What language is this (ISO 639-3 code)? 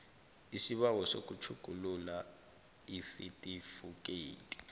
nbl